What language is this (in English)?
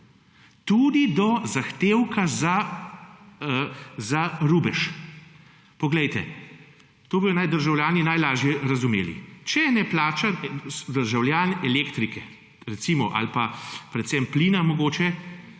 Slovenian